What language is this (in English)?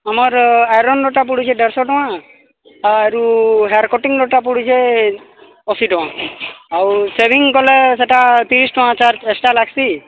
Odia